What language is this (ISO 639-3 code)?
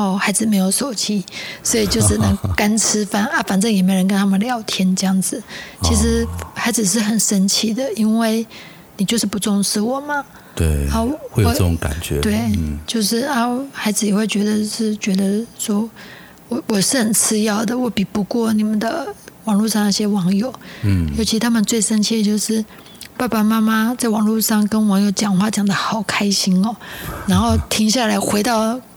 zho